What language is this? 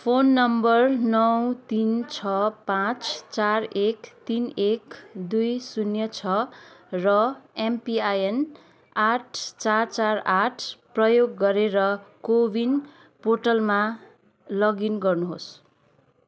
Nepali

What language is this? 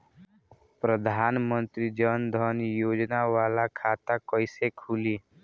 Bhojpuri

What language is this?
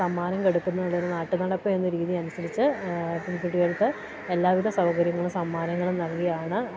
Malayalam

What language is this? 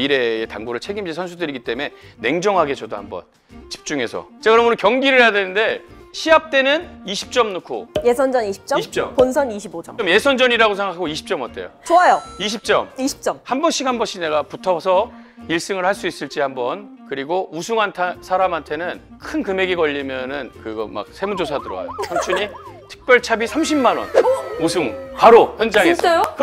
Korean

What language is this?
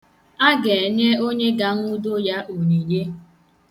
Igbo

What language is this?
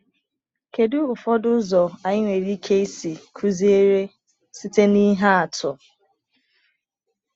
Igbo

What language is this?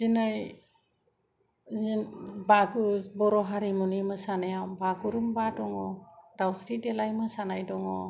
Bodo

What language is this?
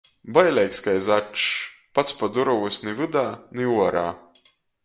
Latgalian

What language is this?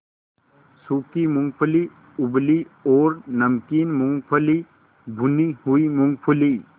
Hindi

